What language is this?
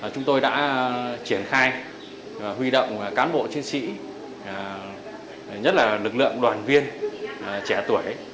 Vietnamese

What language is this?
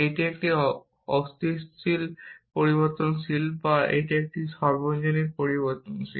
Bangla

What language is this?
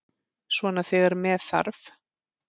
Icelandic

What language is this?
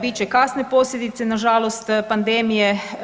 Croatian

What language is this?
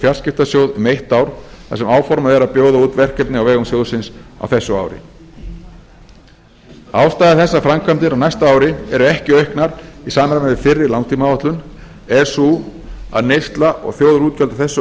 Icelandic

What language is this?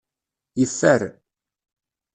Kabyle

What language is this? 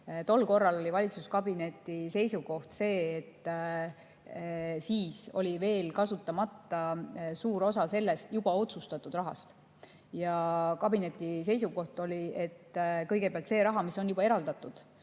Estonian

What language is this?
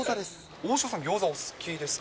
Japanese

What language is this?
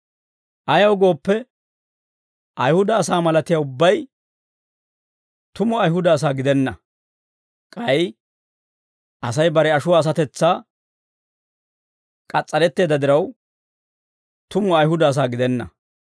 Dawro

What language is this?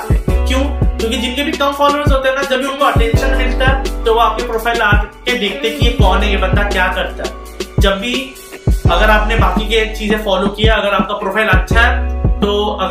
Hindi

